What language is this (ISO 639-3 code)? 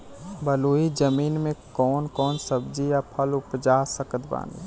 bho